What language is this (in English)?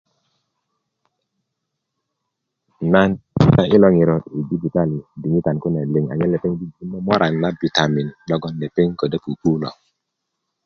Kuku